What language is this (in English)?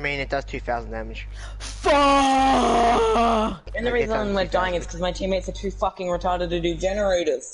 English